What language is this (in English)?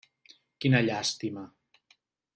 Catalan